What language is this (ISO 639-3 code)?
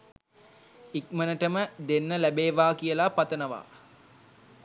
sin